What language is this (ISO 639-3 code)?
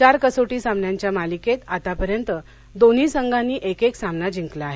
mar